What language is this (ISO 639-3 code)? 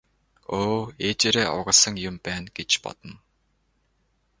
mon